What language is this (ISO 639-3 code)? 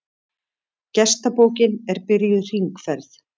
isl